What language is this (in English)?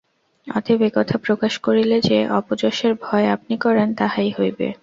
Bangla